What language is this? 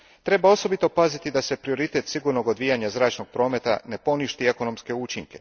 Croatian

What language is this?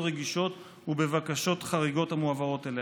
Hebrew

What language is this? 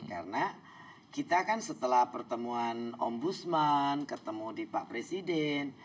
Indonesian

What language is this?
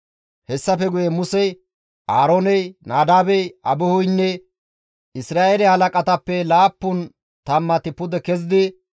Gamo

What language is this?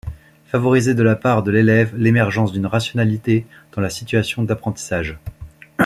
French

